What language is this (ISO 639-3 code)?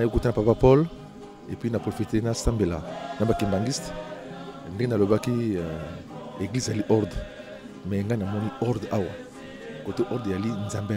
fra